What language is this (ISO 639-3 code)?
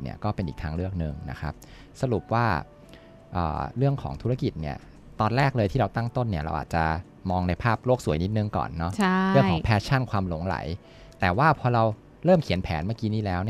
tha